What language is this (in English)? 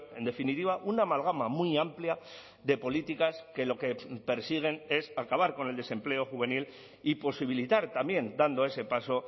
Spanish